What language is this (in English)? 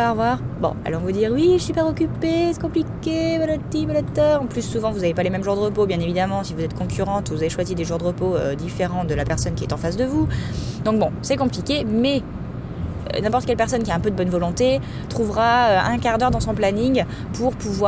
French